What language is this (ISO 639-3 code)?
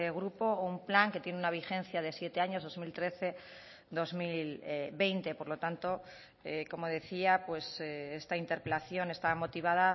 spa